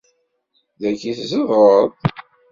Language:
Kabyle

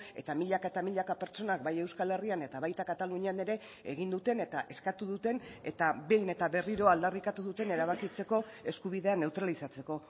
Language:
Basque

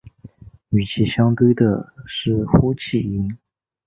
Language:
Chinese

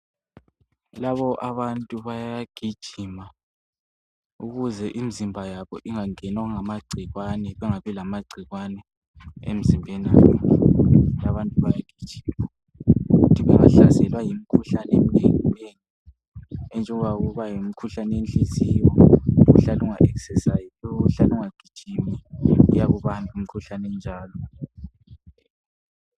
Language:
North Ndebele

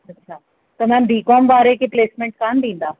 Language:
Sindhi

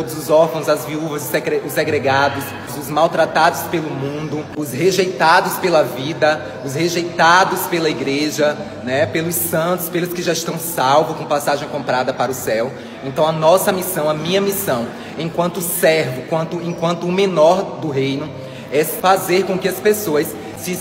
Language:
Portuguese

